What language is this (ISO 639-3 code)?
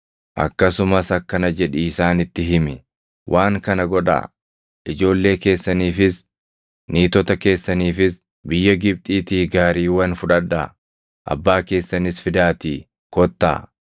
orm